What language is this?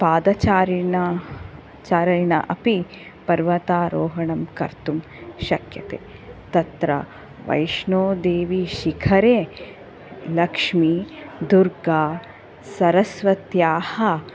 Sanskrit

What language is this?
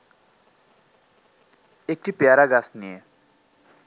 Bangla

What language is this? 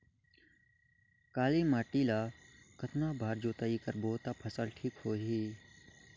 Chhattisgarhi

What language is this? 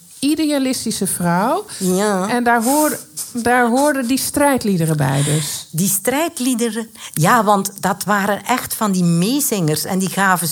Dutch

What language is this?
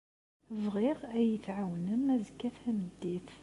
Kabyle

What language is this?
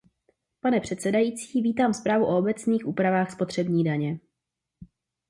Czech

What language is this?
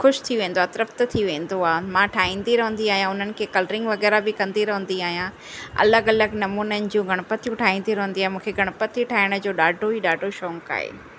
Sindhi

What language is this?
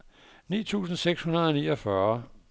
Danish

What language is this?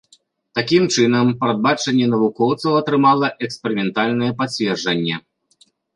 Belarusian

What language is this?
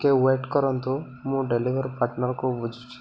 Odia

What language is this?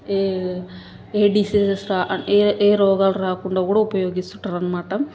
Telugu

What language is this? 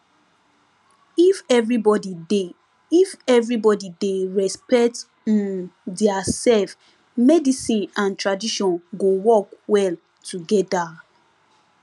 Nigerian Pidgin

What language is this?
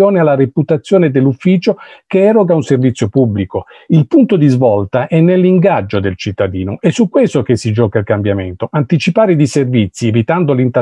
Italian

